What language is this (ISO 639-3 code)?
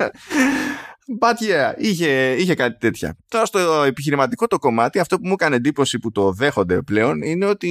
ell